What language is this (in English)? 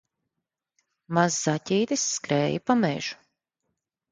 Latvian